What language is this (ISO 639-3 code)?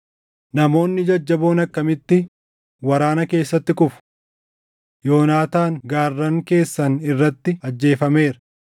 orm